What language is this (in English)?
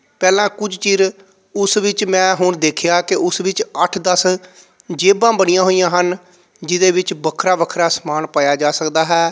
Punjabi